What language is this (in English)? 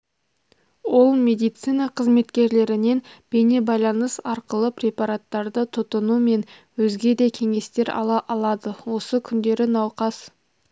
Kazakh